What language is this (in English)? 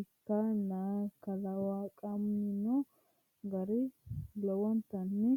Sidamo